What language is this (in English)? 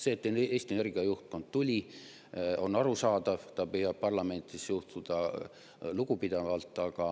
Estonian